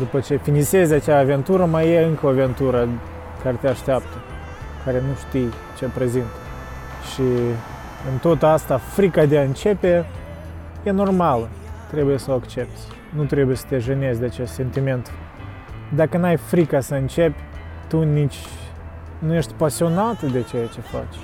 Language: Romanian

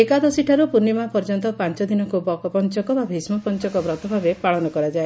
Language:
Odia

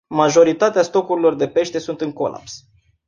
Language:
Romanian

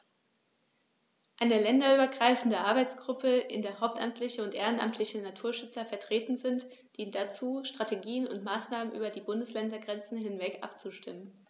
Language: German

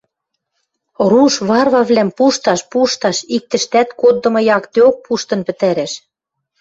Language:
Western Mari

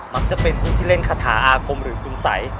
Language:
Thai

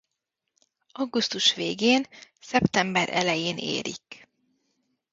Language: Hungarian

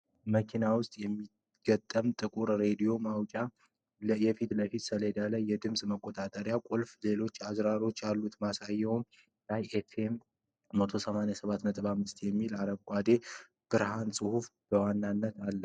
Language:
Amharic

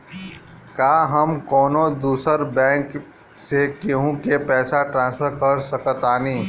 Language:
Bhojpuri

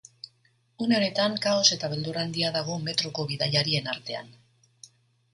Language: Basque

